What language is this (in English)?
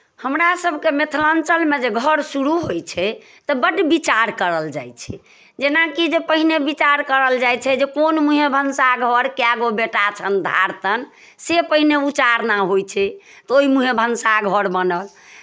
Maithili